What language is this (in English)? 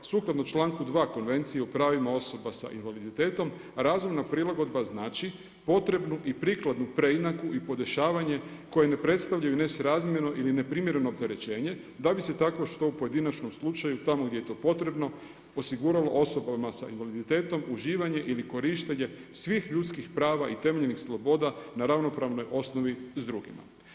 Croatian